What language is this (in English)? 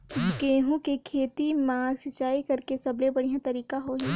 Chhattisgarhi